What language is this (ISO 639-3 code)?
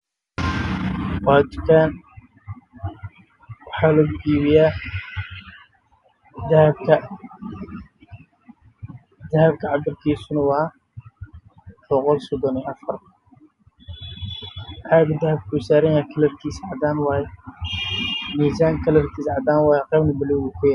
som